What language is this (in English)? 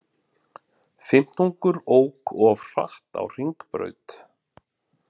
Icelandic